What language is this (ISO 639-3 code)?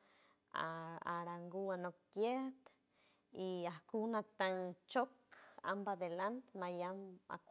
hue